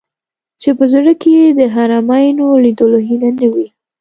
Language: Pashto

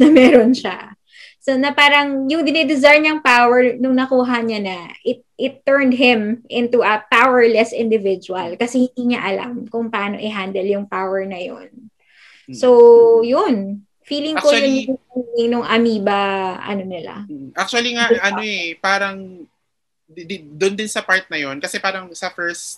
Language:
Filipino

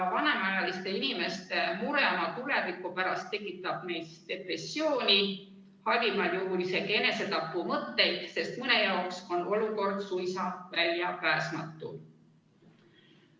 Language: Estonian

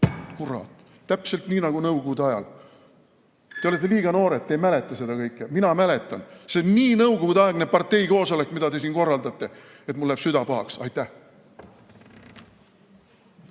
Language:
Estonian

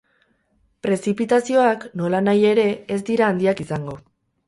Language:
Basque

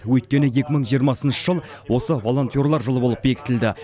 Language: Kazakh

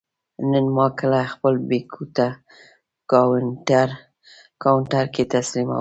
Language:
Pashto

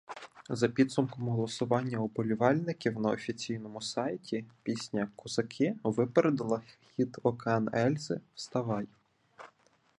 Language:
Ukrainian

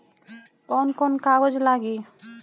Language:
Bhojpuri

